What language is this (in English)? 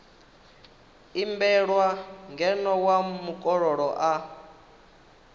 Venda